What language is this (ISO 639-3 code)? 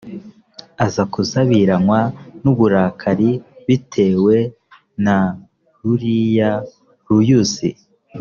kin